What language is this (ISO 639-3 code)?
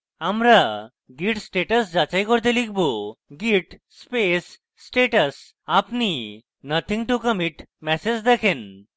ben